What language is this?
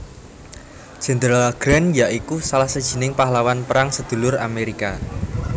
Javanese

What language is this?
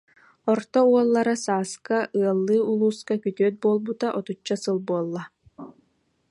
Yakut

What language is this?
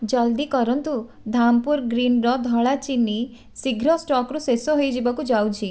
Odia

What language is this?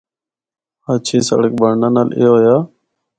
Northern Hindko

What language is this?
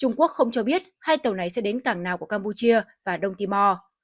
Vietnamese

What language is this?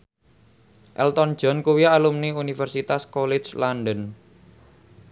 Javanese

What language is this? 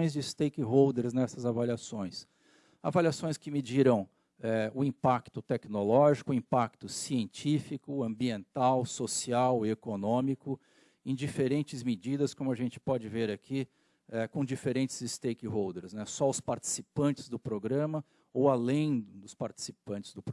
Portuguese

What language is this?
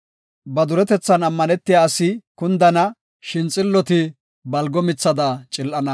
Gofa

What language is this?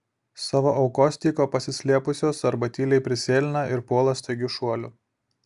Lithuanian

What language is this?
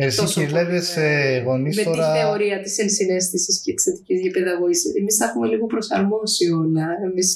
Greek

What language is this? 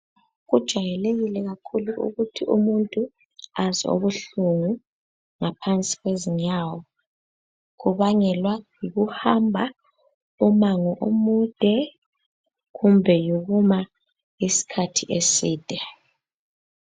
North Ndebele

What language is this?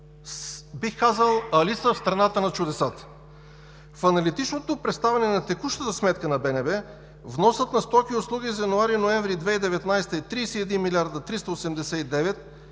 Bulgarian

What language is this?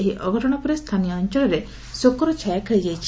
Odia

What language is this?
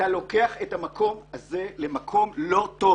Hebrew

